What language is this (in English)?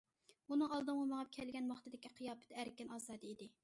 Uyghur